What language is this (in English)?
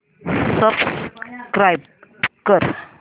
Marathi